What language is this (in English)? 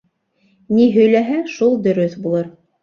Bashkir